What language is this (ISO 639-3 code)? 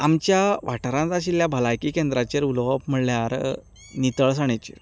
kok